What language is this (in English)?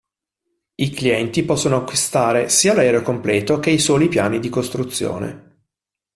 Italian